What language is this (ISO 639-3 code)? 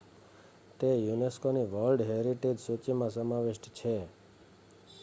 guj